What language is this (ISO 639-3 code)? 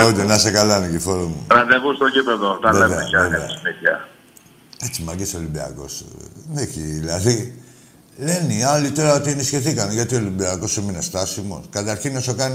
ell